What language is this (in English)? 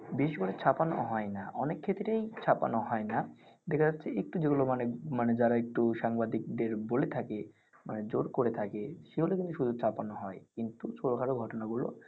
Bangla